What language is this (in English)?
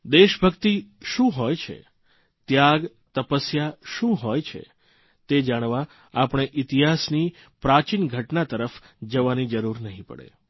Gujarati